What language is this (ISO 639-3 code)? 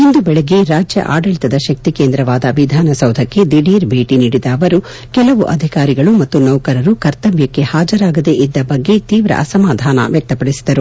kan